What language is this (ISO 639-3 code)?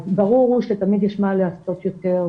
heb